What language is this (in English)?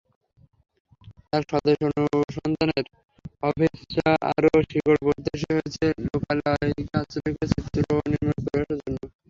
Bangla